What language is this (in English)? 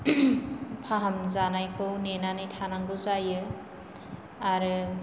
Bodo